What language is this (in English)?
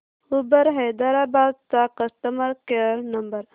Marathi